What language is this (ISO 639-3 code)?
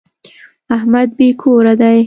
pus